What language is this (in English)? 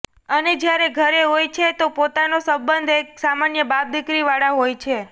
Gujarati